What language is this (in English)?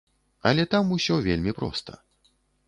Belarusian